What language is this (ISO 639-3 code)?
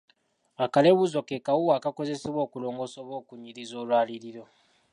lug